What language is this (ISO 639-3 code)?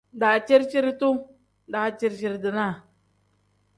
kdh